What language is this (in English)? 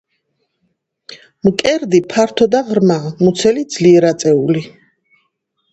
Georgian